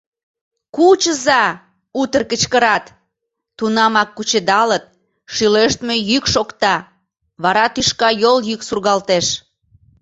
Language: Mari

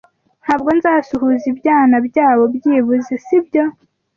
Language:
Kinyarwanda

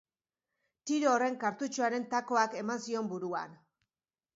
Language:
Basque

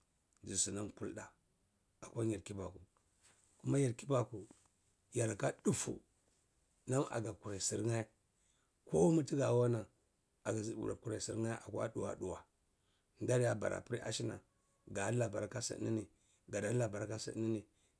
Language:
Cibak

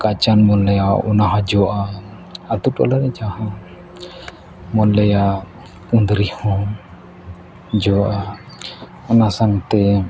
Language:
Santali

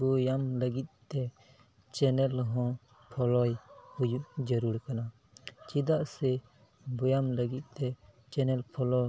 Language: Santali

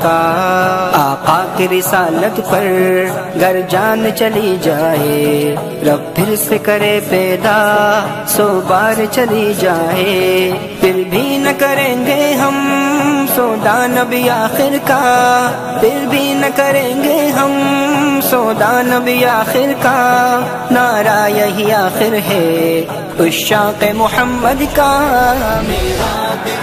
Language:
Indonesian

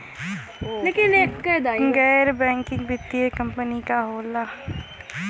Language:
Bhojpuri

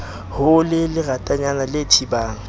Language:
Southern Sotho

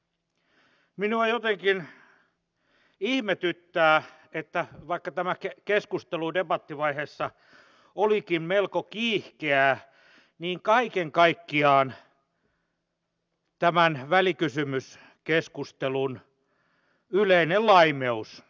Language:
Finnish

